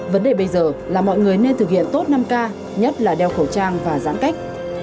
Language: Vietnamese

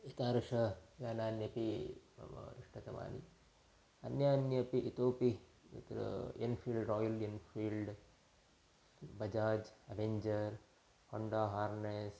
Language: Sanskrit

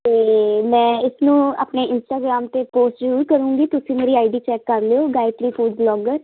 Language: Punjabi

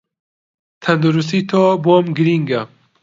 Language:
Central Kurdish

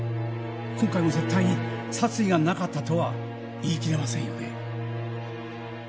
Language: Japanese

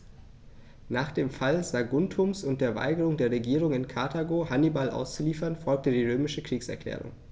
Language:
German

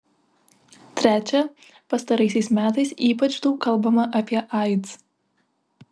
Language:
Lithuanian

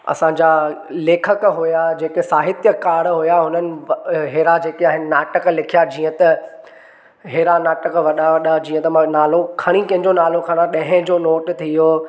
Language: Sindhi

